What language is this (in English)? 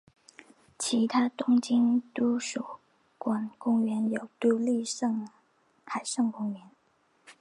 Chinese